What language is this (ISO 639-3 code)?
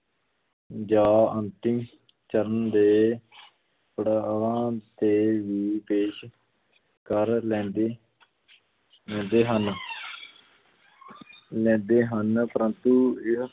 pan